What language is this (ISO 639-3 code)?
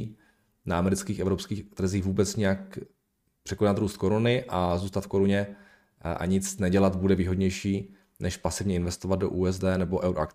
ces